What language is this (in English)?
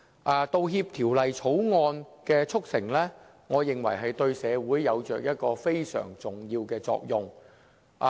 Cantonese